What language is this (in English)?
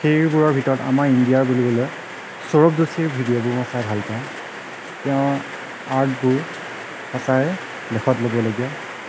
Assamese